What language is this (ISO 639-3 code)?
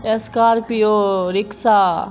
urd